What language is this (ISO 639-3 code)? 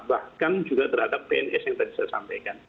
ind